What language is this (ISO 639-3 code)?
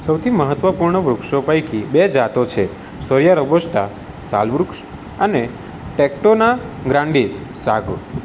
guj